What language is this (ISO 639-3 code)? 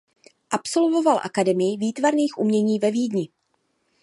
ces